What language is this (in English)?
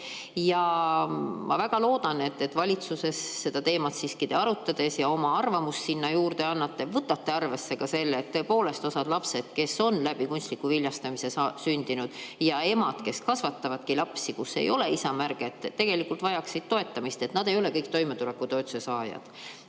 Estonian